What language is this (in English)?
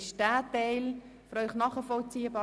Swiss German